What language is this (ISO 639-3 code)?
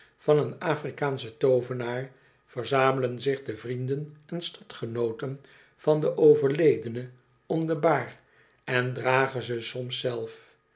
nld